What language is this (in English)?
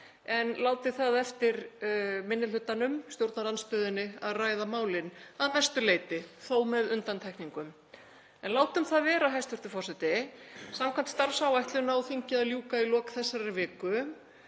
Icelandic